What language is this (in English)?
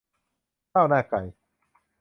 Thai